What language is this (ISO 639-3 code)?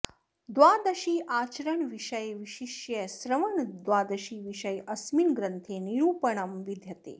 san